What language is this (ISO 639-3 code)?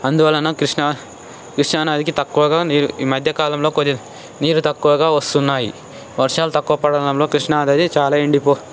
tel